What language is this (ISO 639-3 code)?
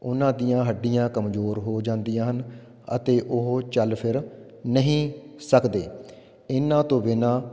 pan